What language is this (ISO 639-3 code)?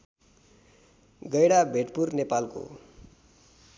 nep